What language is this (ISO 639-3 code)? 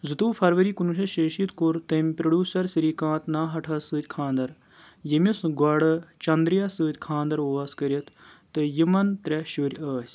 kas